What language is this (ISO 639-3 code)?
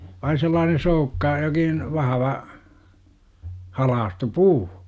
fin